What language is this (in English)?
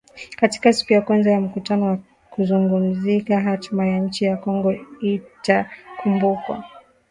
Swahili